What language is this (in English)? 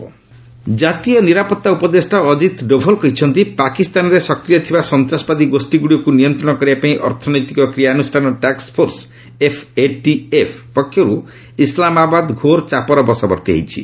Odia